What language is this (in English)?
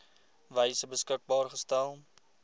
Afrikaans